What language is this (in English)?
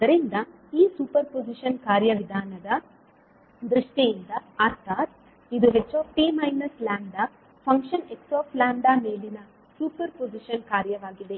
Kannada